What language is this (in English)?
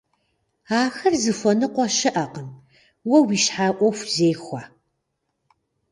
Kabardian